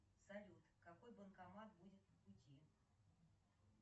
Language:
Russian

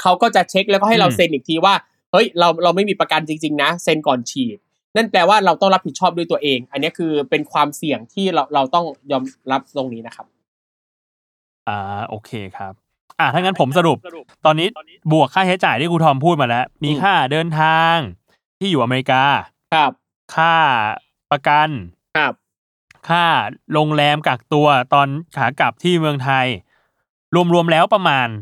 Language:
Thai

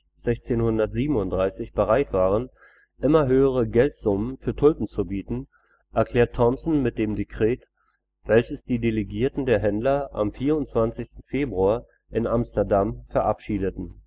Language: German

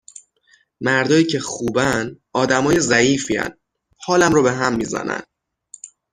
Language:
Persian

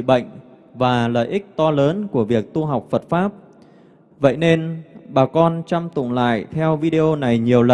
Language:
Vietnamese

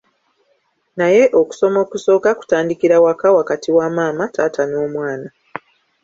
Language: Ganda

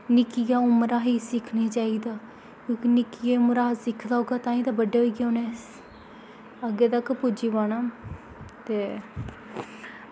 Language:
Dogri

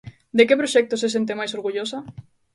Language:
Galician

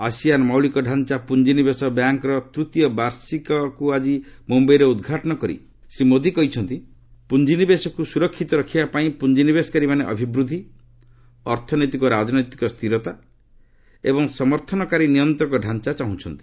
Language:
Odia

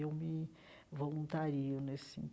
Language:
Portuguese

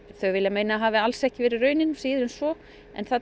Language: Icelandic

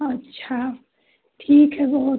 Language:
Hindi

